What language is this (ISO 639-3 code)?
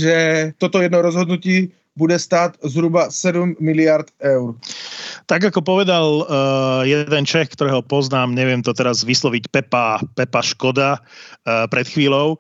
slk